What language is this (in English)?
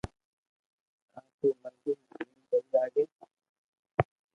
Loarki